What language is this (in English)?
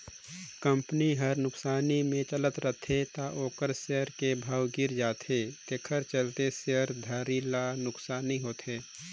Chhattisgarhi